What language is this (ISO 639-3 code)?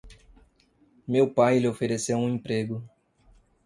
por